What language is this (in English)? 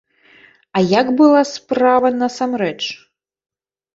Belarusian